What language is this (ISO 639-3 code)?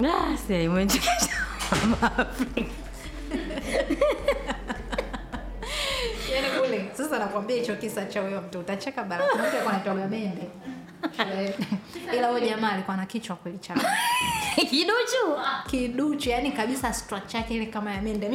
swa